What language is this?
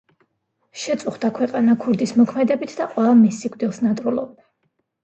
Georgian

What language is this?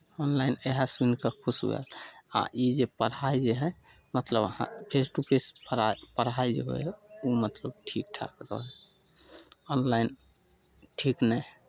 Maithili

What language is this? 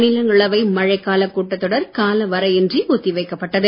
Tamil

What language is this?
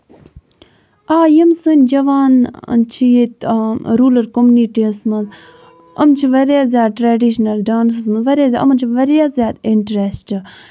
Kashmiri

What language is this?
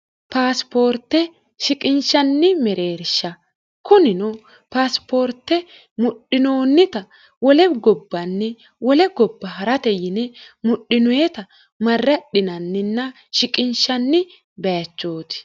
Sidamo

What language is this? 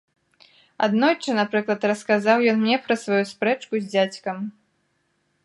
Belarusian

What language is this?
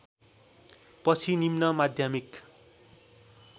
Nepali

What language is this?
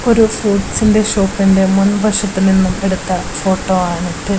Malayalam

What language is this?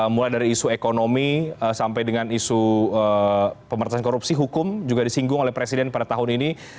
Indonesian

